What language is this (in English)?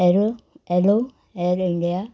Konkani